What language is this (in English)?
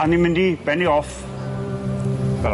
Welsh